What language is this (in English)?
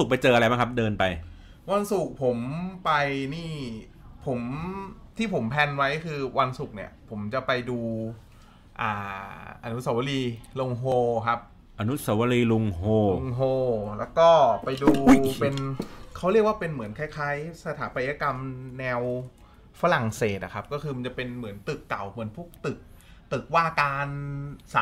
Thai